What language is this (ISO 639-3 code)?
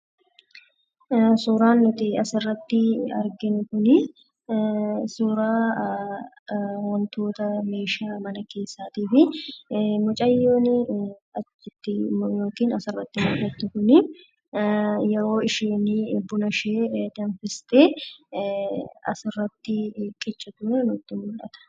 orm